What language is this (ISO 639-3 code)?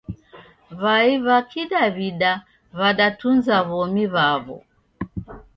dav